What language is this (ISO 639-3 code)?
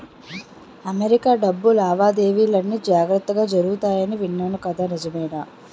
tel